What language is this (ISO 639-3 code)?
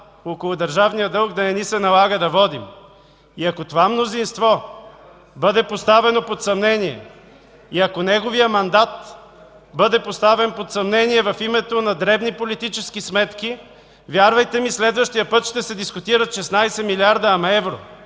bul